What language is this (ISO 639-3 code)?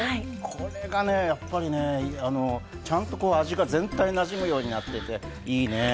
jpn